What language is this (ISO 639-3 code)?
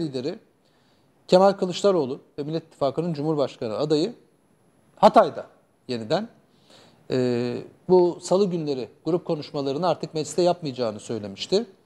tur